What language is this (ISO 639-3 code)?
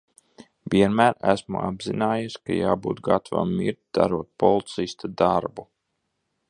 lav